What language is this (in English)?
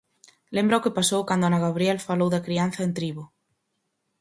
Galician